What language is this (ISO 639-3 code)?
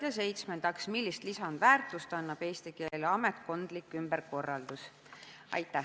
est